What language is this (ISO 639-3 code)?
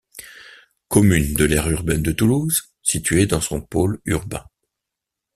fra